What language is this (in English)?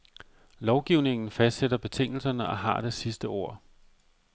Danish